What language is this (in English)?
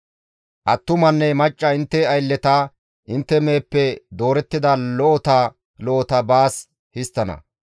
Gamo